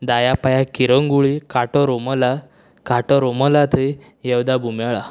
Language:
Konkani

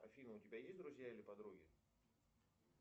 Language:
Russian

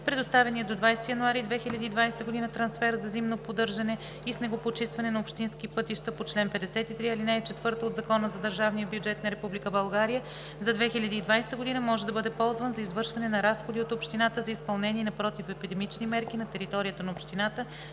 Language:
Bulgarian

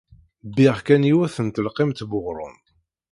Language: Kabyle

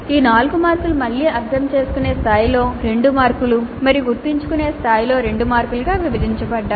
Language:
Telugu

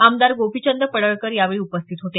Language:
Marathi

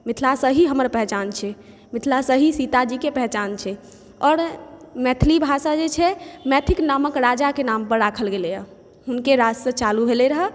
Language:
Maithili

